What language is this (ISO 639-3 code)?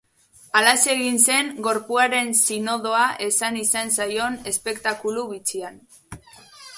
eus